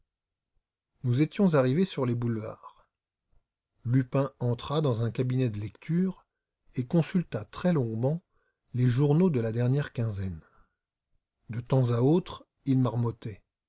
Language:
French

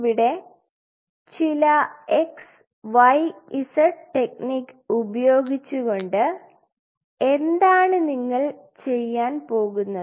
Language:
Malayalam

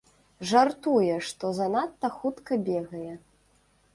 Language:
Belarusian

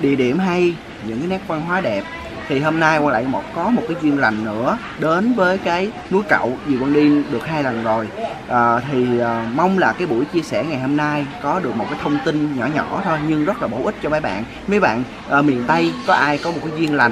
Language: Vietnamese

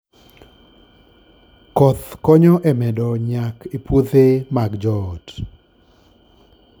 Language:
Luo (Kenya and Tanzania)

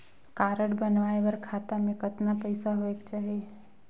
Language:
Chhattisgarhi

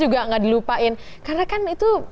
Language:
Indonesian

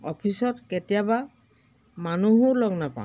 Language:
Assamese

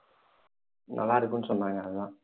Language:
Tamil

